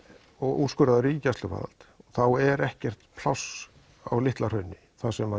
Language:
Icelandic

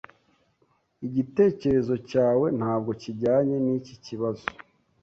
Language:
Kinyarwanda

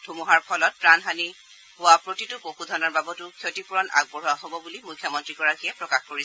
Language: Assamese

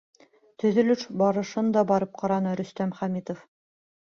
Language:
Bashkir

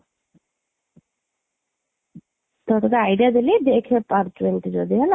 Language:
Odia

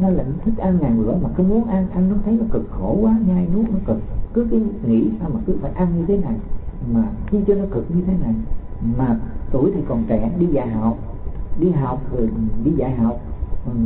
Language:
Vietnamese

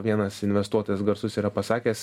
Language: Lithuanian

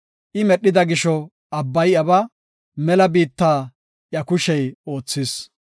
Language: Gofa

